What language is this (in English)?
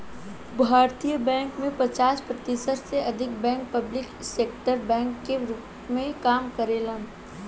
Bhojpuri